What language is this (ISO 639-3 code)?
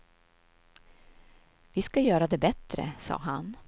swe